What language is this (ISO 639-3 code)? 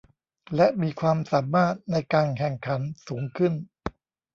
tha